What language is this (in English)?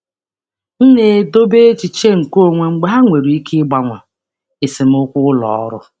Igbo